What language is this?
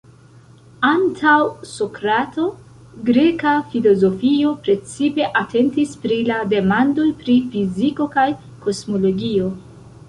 Esperanto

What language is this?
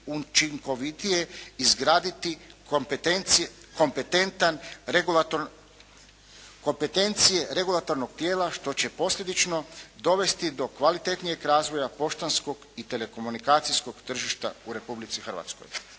Croatian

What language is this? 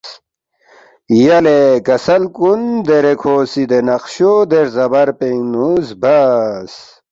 Balti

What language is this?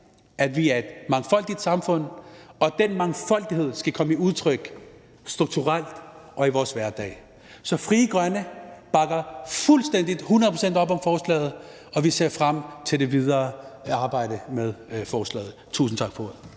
Danish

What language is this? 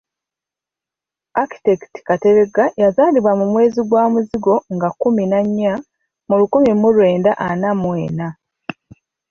Ganda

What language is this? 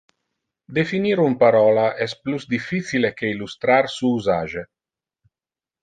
Interlingua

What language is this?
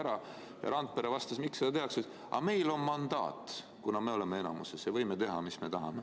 Estonian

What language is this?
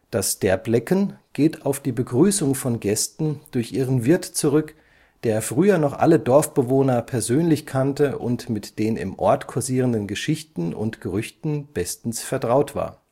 German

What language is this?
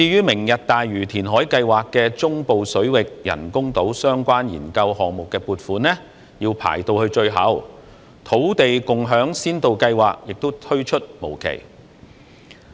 Cantonese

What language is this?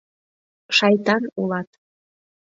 Mari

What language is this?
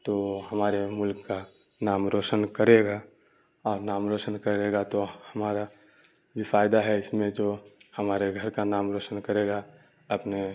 Urdu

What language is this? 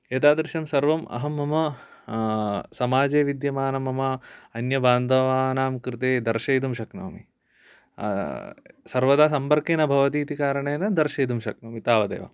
Sanskrit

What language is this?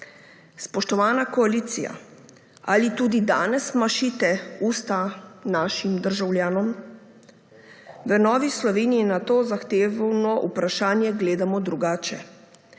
Slovenian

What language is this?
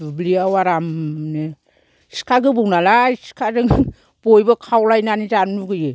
Bodo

